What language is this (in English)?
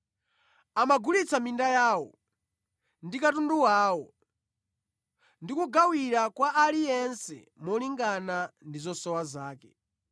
Nyanja